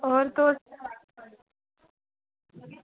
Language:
Dogri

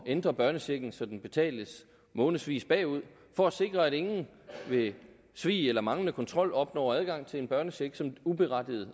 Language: Danish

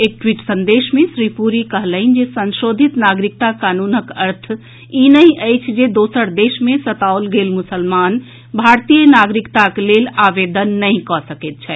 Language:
Maithili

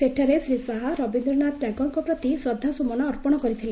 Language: Odia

